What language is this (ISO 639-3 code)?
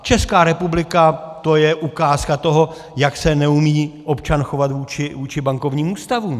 ces